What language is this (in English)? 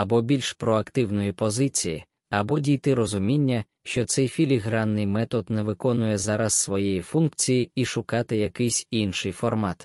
Ukrainian